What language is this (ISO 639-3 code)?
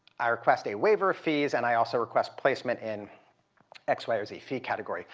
eng